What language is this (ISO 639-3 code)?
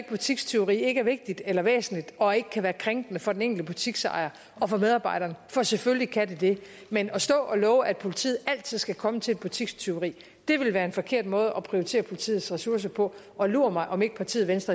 dan